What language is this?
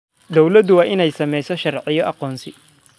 Somali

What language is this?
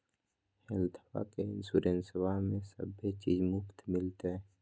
Magahi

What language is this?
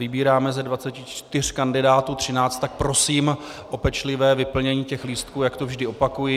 Czech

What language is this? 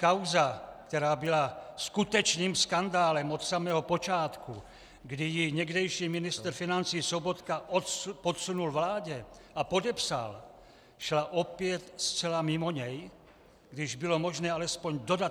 Czech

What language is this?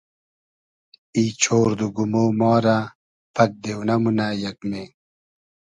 Hazaragi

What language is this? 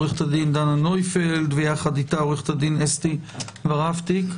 Hebrew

